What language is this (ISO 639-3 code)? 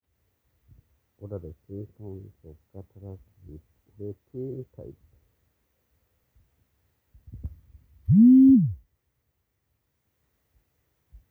mas